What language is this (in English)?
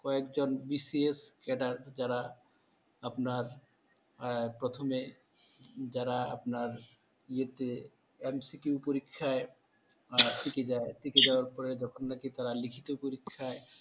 Bangla